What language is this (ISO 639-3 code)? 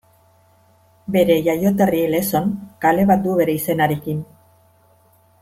eus